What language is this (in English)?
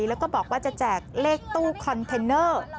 Thai